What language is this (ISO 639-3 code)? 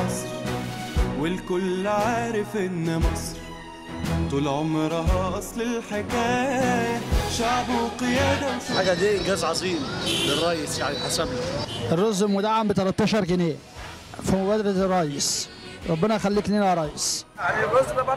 ara